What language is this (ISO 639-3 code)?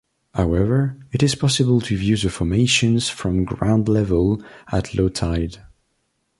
eng